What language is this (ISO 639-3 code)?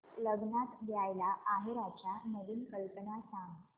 mar